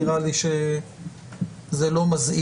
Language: Hebrew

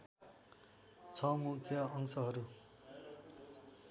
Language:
Nepali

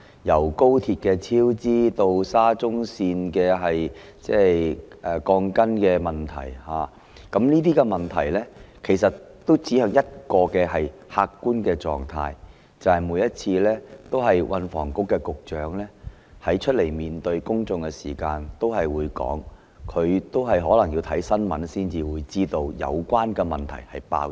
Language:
Cantonese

